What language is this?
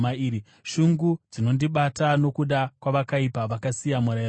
Shona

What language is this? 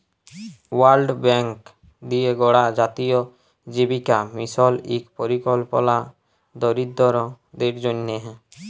Bangla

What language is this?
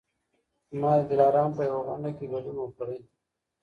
Pashto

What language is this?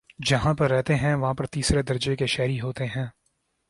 Urdu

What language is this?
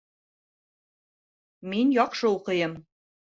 Bashkir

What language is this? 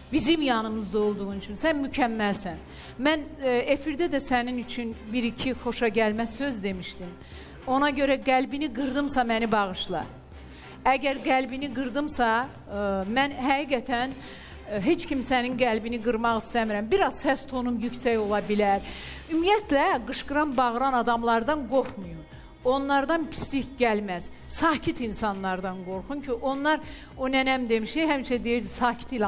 Turkish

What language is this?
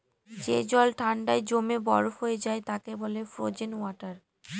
Bangla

